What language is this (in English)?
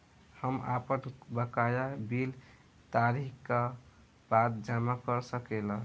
Bhojpuri